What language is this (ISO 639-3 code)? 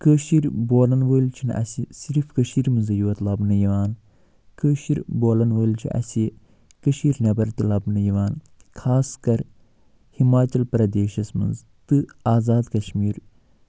kas